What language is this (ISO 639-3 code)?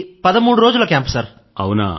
tel